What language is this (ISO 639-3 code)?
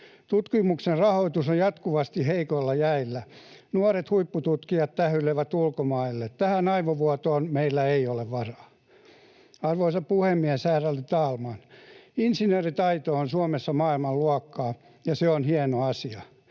fin